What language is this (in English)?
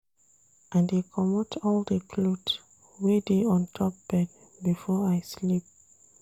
Nigerian Pidgin